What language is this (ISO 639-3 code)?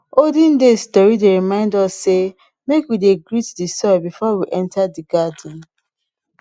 pcm